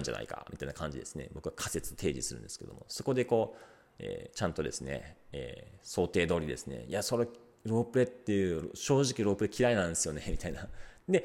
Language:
Japanese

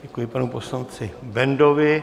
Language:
Czech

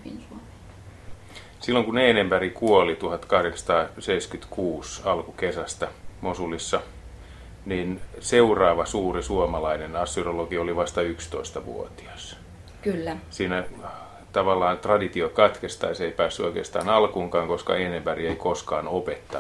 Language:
Finnish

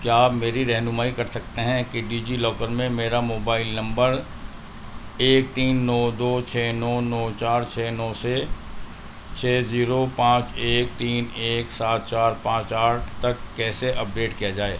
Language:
Urdu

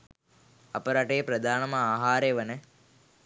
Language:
Sinhala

